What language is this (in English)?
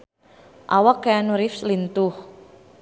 Sundanese